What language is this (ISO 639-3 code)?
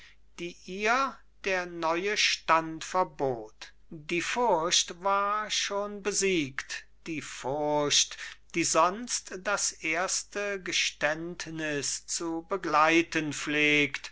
deu